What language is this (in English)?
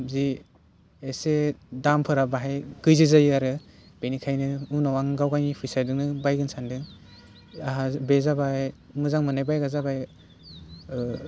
Bodo